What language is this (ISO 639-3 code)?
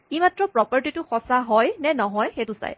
asm